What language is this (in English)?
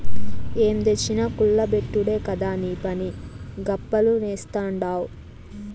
Telugu